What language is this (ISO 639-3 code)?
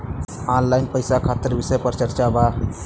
bho